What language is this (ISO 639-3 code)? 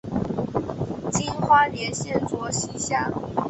zho